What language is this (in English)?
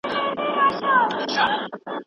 Pashto